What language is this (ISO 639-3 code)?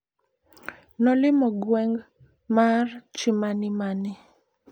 luo